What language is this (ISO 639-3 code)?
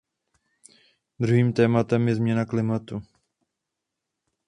ces